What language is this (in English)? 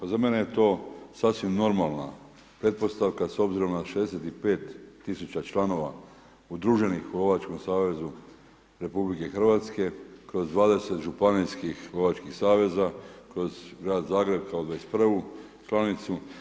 Croatian